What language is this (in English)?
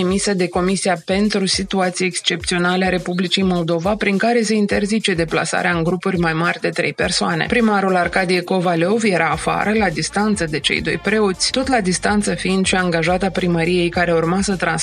Romanian